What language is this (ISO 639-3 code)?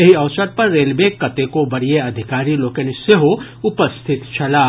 mai